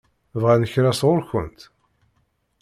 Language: Kabyle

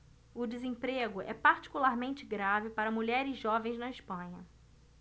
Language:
Portuguese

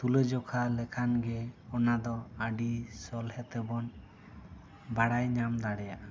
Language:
Santali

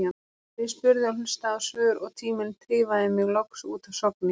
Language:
Icelandic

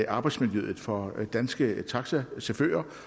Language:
Danish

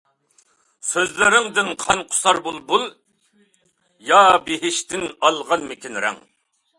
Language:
Uyghur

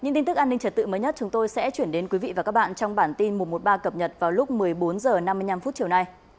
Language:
Vietnamese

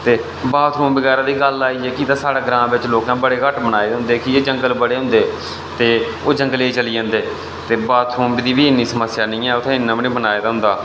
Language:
Dogri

